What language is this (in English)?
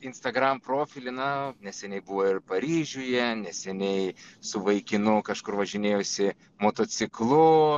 Lithuanian